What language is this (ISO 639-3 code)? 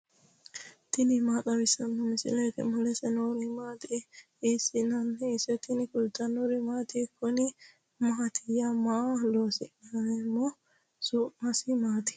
sid